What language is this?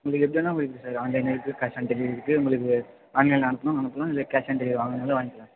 Tamil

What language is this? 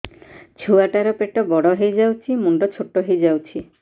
Odia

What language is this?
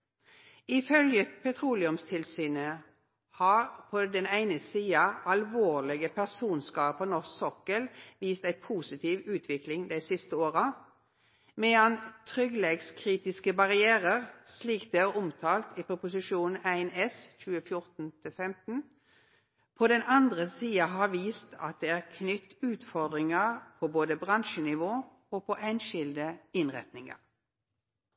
Norwegian Nynorsk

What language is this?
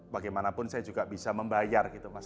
Indonesian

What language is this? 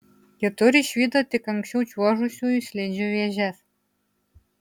Lithuanian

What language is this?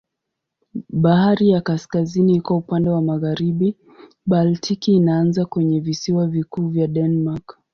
Swahili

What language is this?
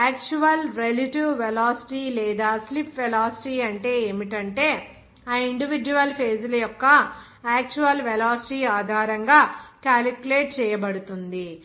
Telugu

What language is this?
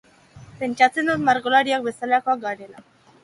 Basque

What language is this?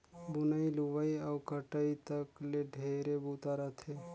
Chhattisgarhi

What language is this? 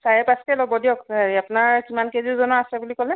Assamese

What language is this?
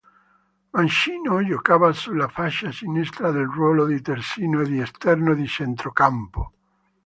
Italian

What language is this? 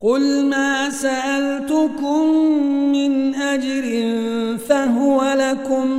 Arabic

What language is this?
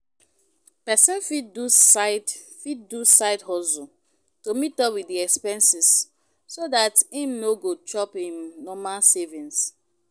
Nigerian Pidgin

